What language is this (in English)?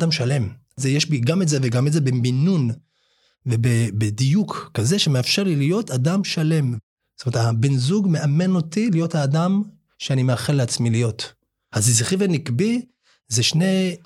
Hebrew